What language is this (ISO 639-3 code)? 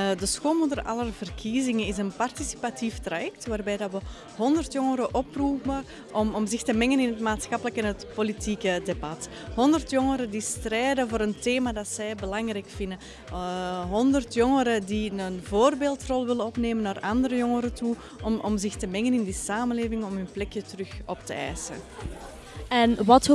nld